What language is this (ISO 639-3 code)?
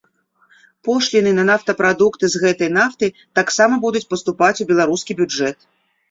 bel